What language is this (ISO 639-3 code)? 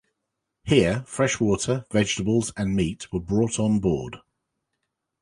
eng